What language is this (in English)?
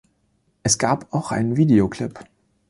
German